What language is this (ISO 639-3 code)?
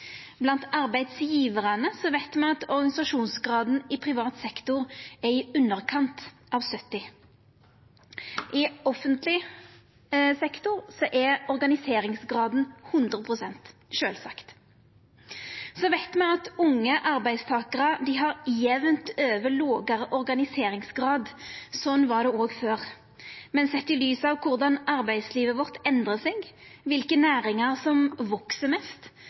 nno